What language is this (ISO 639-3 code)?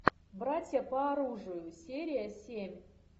rus